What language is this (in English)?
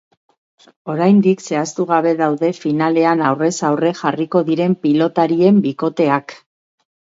Basque